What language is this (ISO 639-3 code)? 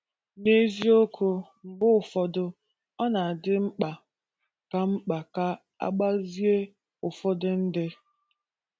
ibo